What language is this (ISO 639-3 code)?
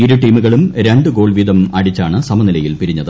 mal